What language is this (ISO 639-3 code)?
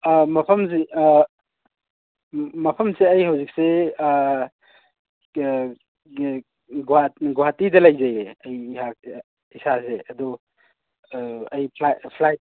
mni